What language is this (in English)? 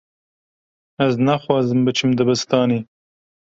Kurdish